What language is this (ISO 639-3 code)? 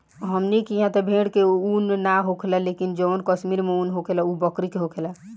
bho